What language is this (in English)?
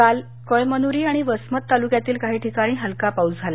Marathi